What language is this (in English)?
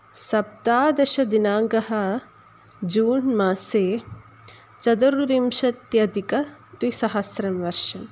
Sanskrit